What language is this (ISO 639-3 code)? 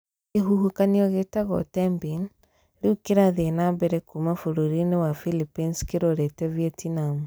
kik